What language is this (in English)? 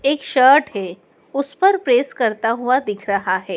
Hindi